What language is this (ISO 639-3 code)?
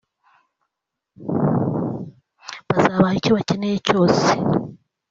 kin